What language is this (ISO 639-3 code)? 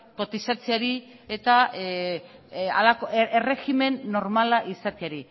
eus